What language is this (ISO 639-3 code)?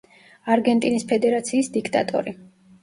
kat